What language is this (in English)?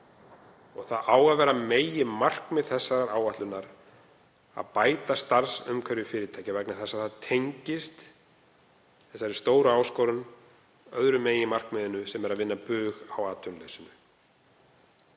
Icelandic